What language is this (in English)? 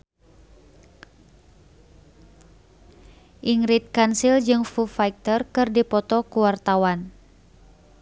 Sundanese